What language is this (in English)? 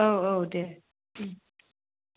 Bodo